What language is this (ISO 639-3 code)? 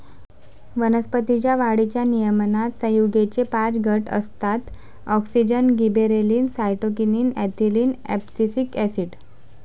mar